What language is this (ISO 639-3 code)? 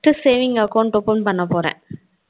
tam